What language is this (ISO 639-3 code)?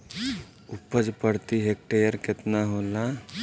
bho